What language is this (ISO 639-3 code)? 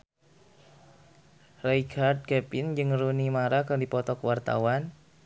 sun